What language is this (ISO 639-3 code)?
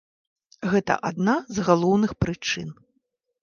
bel